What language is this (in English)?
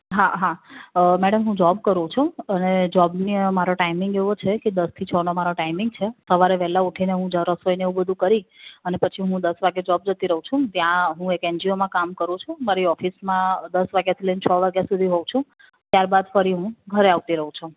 Gujarati